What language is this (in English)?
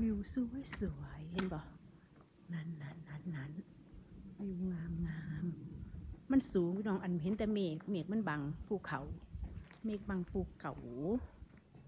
Thai